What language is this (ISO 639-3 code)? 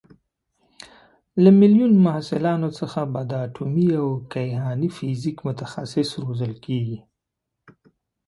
pus